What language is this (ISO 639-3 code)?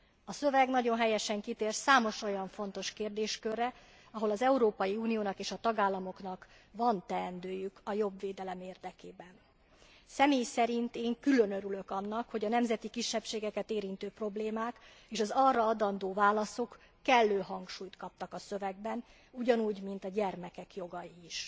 hun